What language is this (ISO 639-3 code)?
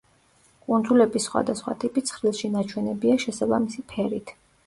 kat